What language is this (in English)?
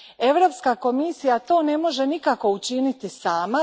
Croatian